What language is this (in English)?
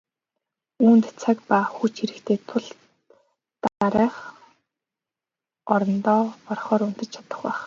Mongolian